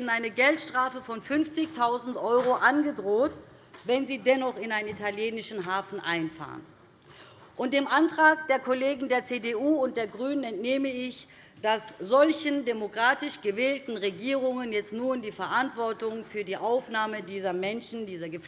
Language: German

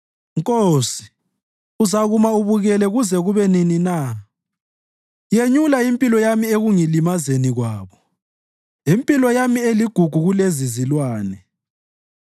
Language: North Ndebele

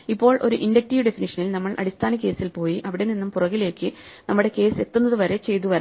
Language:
Malayalam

